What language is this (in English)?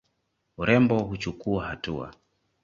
Swahili